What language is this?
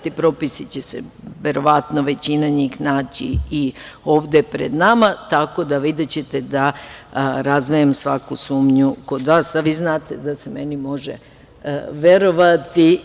Serbian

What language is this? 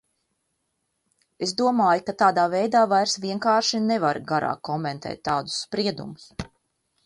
Latvian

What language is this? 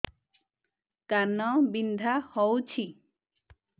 Odia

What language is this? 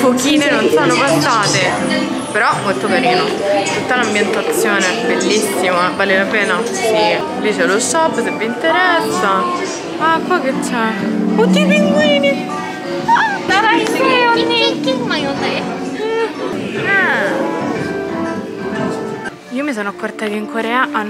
Italian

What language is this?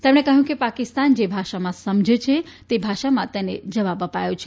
Gujarati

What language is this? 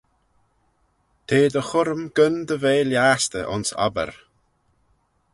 Manx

